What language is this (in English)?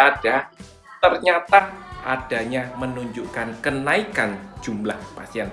Indonesian